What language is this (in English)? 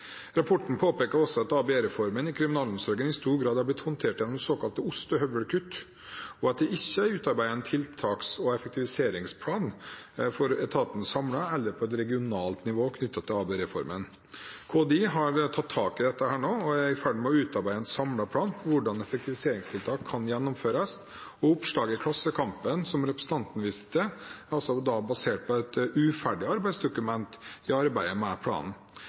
Norwegian Bokmål